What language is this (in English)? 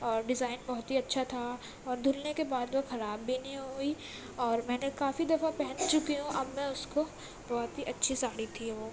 Urdu